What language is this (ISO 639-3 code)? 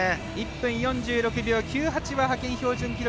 jpn